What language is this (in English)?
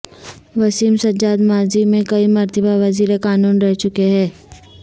Urdu